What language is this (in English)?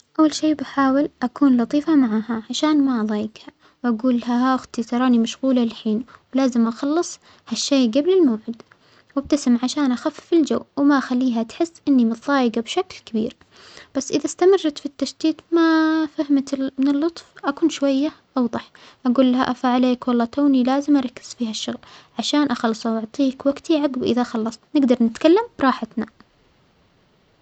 Omani Arabic